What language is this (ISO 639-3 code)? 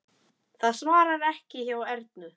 isl